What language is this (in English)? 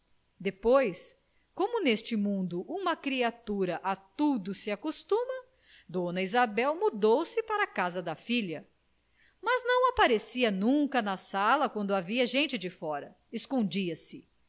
Portuguese